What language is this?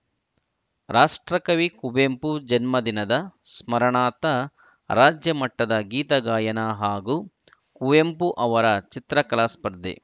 Kannada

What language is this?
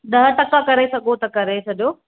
Sindhi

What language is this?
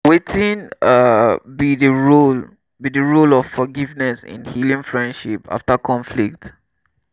Nigerian Pidgin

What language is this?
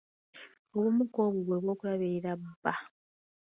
Ganda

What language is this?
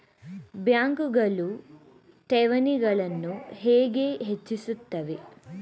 Kannada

